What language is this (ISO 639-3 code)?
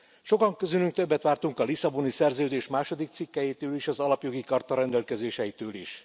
hun